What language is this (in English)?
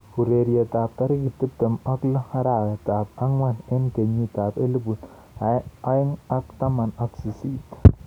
Kalenjin